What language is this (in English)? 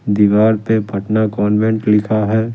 Hindi